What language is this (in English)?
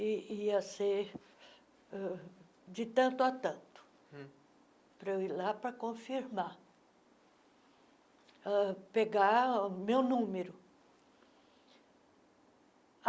Portuguese